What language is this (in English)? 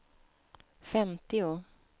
Swedish